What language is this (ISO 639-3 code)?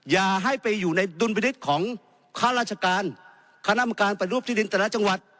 tha